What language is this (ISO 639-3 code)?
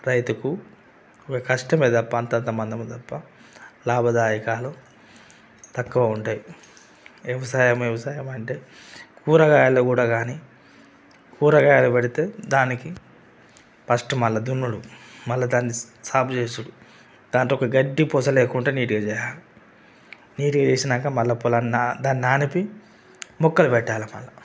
tel